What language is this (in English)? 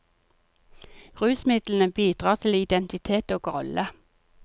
Norwegian